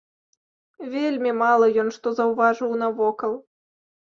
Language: Belarusian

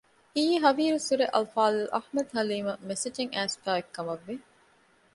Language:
Divehi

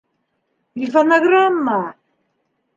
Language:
Bashkir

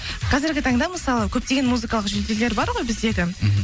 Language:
Kazakh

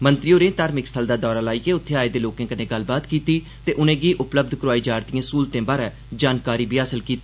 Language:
Dogri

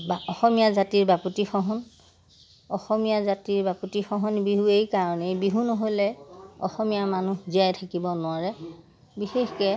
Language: Assamese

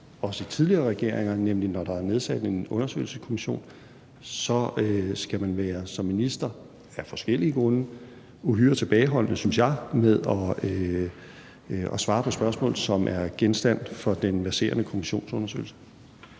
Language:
Danish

